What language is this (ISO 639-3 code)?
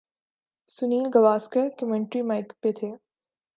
urd